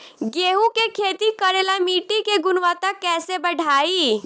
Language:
Bhojpuri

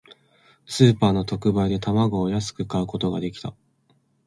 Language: Japanese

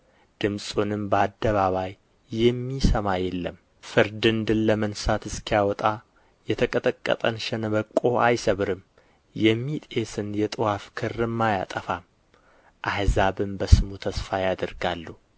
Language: Amharic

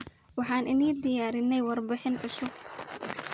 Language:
Somali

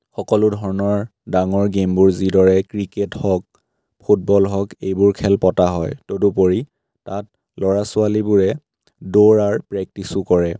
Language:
Assamese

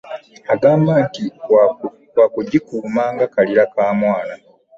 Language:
Ganda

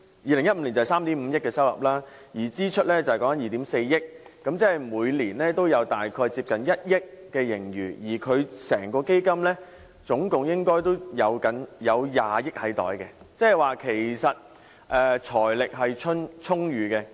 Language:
Cantonese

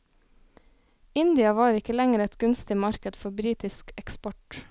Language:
Norwegian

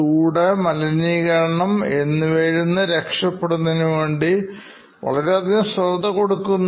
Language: Malayalam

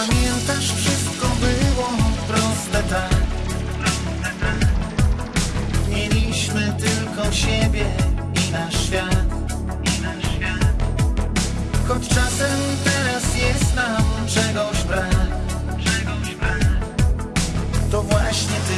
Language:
Polish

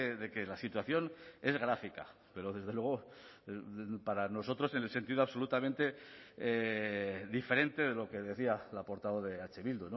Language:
Spanish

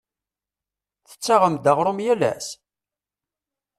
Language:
Kabyle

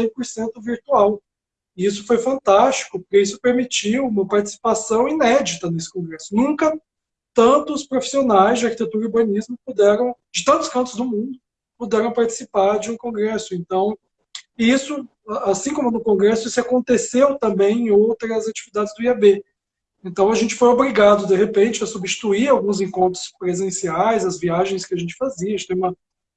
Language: Portuguese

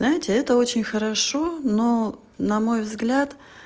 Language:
Russian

